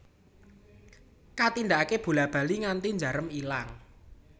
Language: Javanese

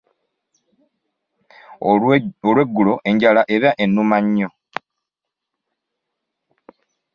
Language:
Ganda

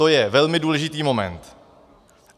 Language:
Czech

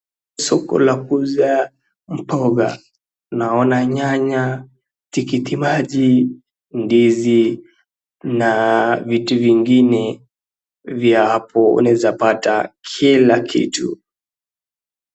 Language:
Swahili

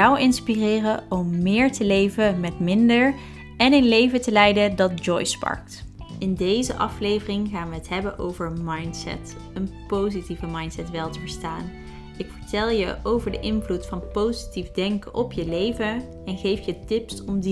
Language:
Dutch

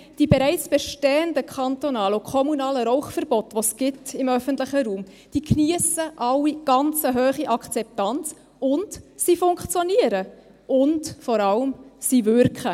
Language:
Swiss German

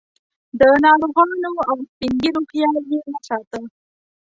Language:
Pashto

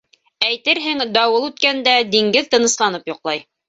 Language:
Bashkir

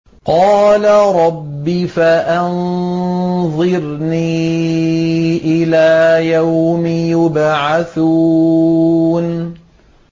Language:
Arabic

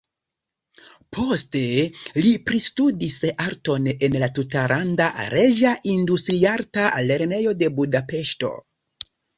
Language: Esperanto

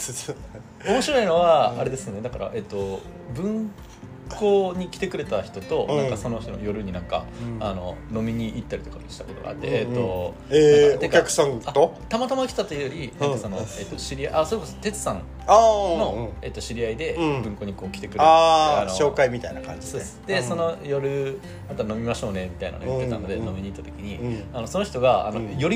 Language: Japanese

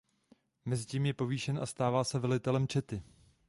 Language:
Czech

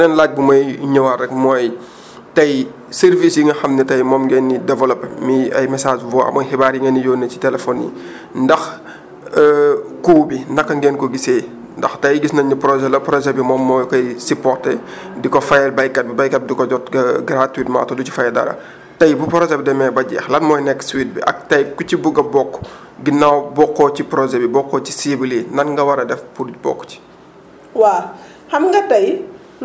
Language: Wolof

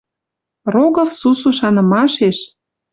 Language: Western Mari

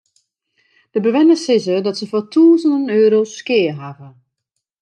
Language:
Western Frisian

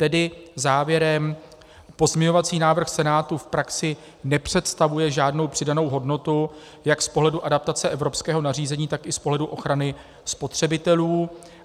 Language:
Czech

